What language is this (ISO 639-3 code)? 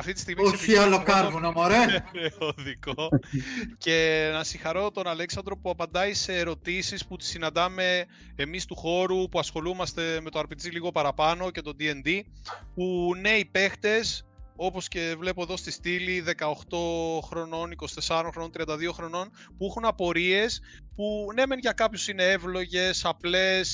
ell